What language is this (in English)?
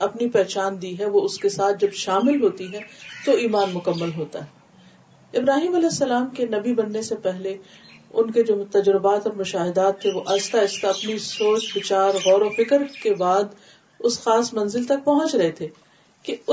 Urdu